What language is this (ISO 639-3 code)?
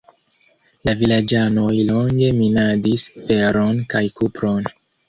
epo